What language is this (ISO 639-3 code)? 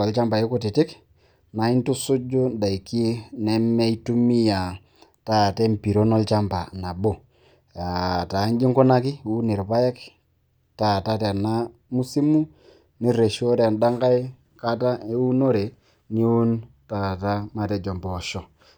mas